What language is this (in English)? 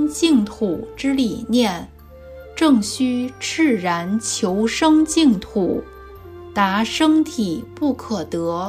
Chinese